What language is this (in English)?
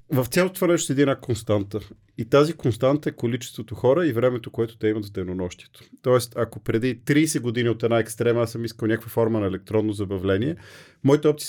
Bulgarian